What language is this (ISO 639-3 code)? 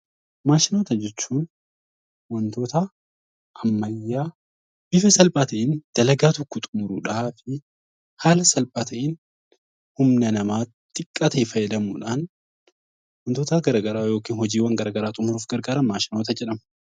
orm